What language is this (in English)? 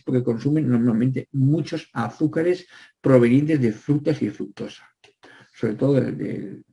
Spanish